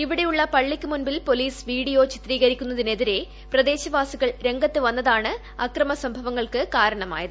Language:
Malayalam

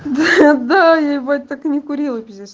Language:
Russian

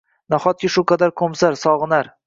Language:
Uzbek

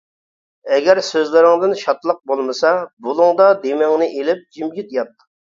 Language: Uyghur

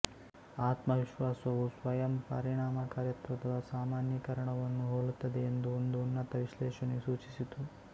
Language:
Kannada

